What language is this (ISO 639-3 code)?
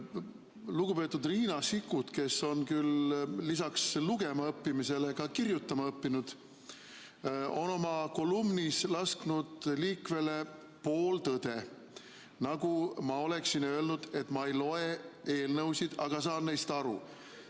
est